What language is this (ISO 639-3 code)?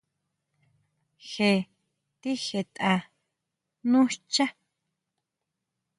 mau